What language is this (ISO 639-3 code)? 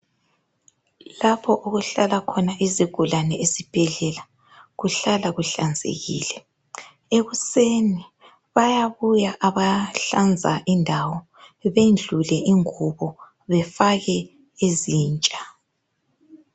nde